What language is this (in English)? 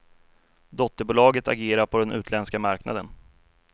Swedish